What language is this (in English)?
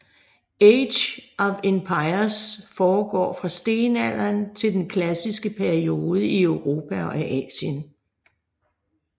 Danish